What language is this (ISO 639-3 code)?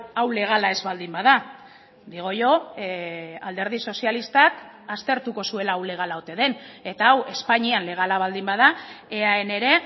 eus